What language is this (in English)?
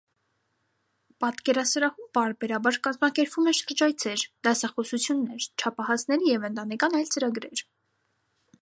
Armenian